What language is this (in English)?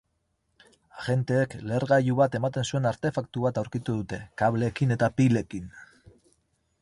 Basque